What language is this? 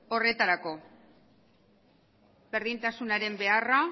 Basque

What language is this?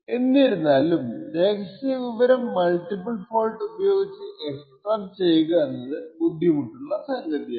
Malayalam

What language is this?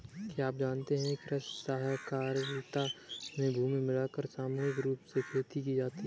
Hindi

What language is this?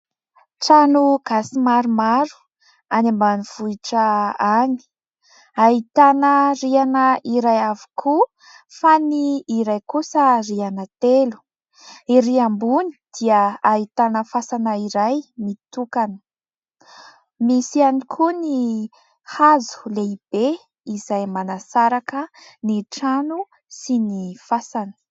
Malagasy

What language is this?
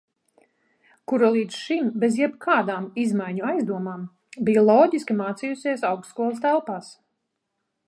Latvian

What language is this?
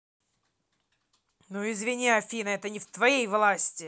Russian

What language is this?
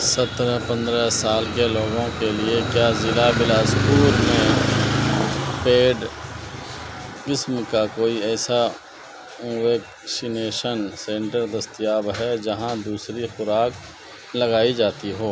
Urdu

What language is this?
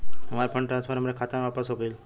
Bhojpuri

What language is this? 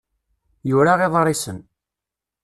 Kabyle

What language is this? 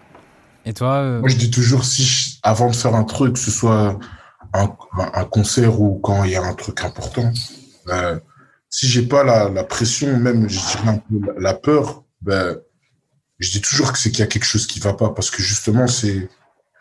French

